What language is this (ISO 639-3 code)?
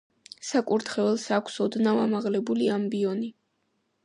kat